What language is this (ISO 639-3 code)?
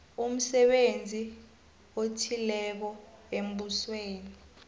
nbl